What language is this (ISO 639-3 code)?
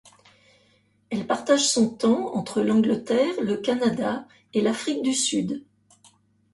fra